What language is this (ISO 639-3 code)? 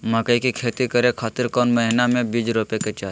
mag